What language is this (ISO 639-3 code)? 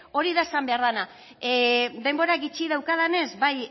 eus